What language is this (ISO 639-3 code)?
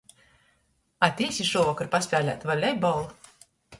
ltg